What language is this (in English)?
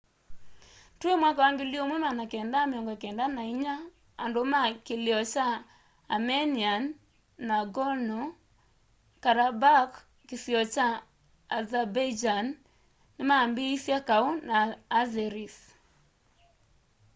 Kamba